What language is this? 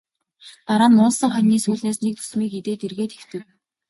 Mongolian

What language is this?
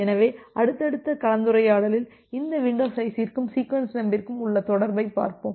Tamil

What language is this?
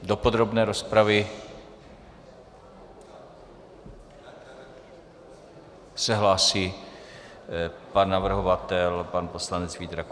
Czech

